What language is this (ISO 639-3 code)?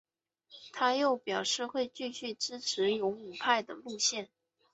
zho